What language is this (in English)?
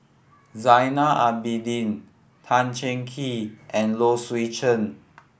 English